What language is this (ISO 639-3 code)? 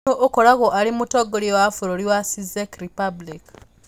kik